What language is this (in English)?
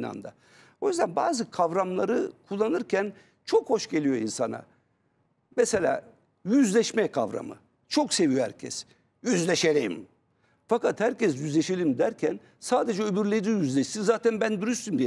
Turkish